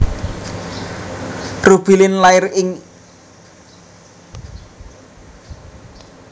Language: Javanese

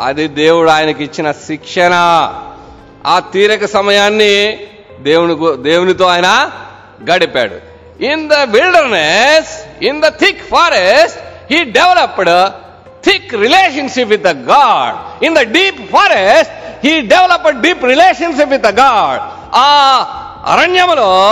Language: Telugu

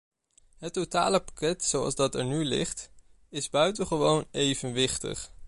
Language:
Dutch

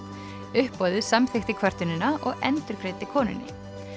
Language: Icelandic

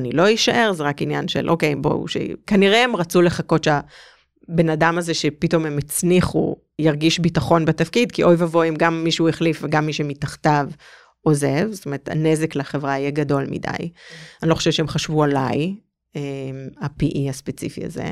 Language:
Hebrew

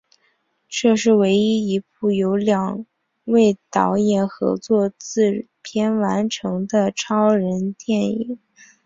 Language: Chinese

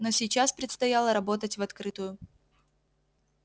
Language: Russian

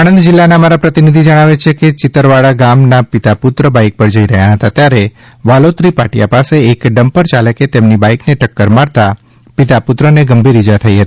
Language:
Gujarati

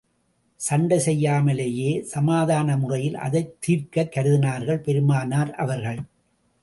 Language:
Tamil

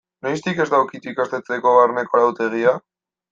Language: Basque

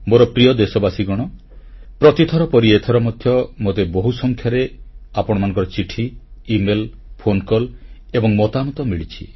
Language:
Odia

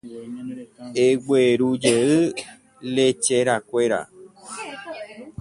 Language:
Guarani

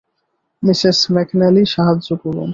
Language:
Bangla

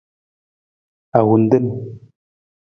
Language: Nawdm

